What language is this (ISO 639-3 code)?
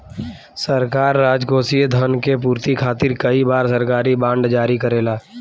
bho